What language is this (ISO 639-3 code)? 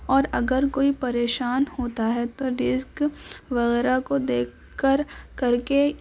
urd